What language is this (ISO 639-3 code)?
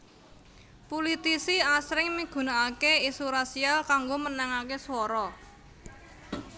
jav